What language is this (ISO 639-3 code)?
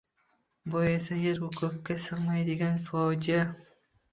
uzb